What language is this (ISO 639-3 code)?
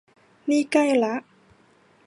tha